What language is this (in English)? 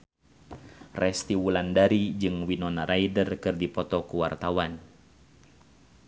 Sundanese